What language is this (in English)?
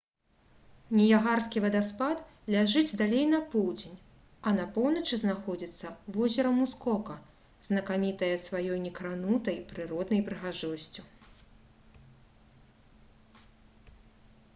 Belarusian